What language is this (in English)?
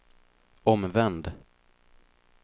Swedish